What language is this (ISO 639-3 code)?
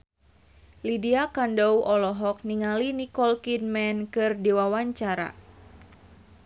sun